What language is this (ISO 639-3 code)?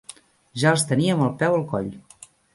cat